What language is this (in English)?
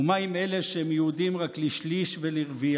Hebrew